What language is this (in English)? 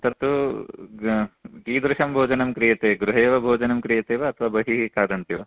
Sanskrit